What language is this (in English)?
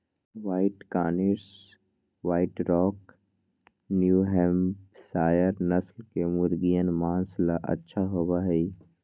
Magahi